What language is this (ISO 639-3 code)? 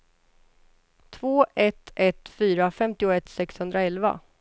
swe